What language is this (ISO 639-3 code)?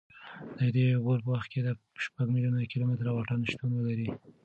pus